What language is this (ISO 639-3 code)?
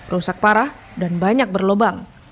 ind